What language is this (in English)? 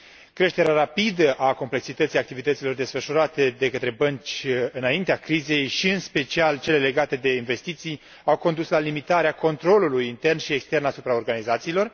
Romanian